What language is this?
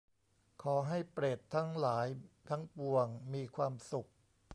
Thai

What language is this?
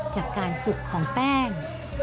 Thai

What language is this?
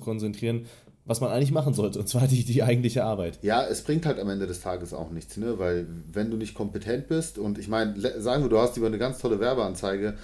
German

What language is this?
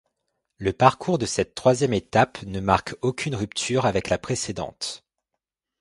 French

